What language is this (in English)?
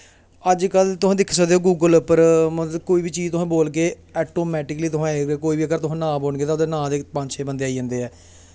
Dogri